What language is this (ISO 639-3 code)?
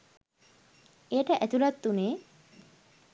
sin